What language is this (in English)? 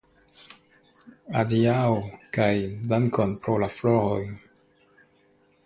Esperanto